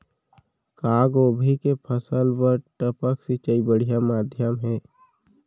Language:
Chhattisgarhi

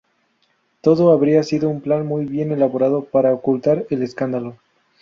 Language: Spanish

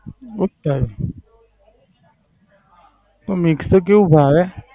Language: Gujarati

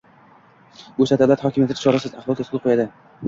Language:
Uzbek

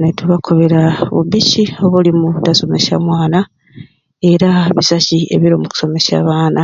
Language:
Ruuli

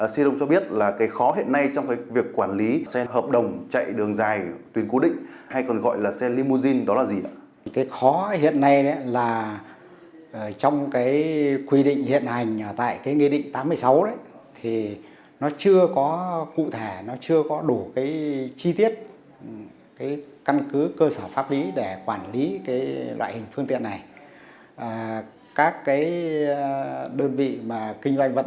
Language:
Vietnamese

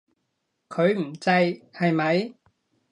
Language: Cantonese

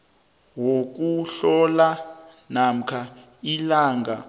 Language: South Ndebele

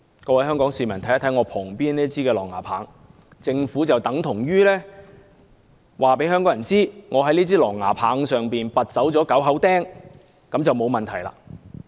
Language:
Cantonese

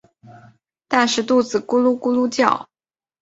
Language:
Chinese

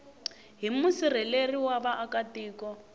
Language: Tsonga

